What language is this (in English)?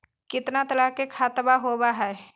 Magahi